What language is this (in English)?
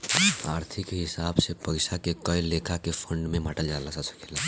Bhojpuri